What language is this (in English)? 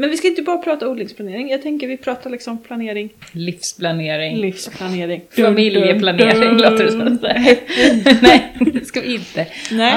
Swedish